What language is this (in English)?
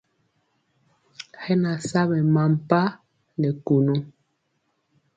Mpiemo